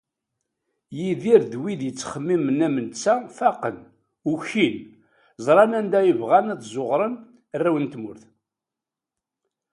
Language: Kabyle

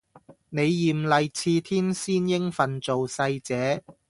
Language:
Cantonese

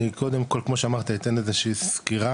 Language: Hebrew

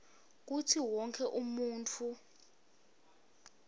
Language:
Swati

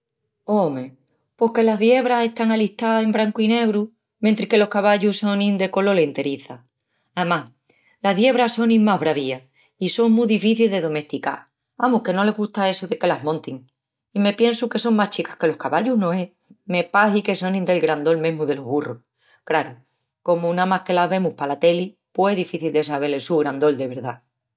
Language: Extremaduran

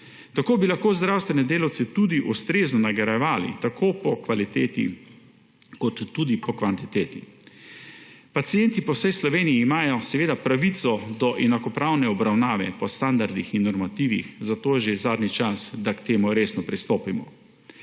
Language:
Slovenian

